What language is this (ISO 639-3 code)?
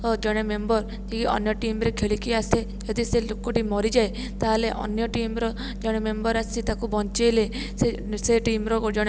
ori